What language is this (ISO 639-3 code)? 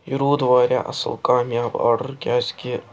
kas